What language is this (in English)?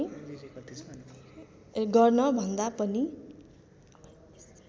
Nepali